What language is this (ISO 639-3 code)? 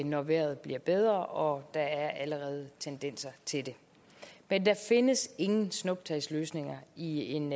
dan